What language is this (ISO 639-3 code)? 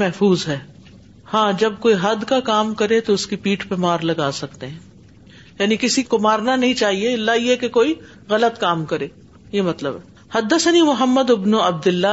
urd